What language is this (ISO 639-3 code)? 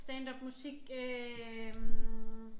dan